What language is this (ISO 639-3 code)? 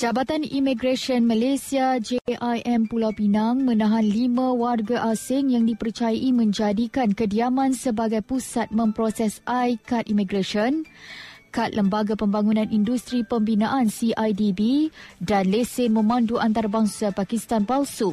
msa